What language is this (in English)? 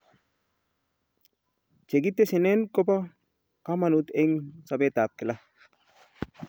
Kalenjin